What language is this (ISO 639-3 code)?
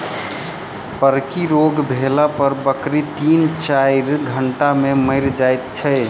mai